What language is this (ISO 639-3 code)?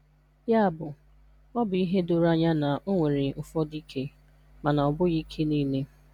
ibo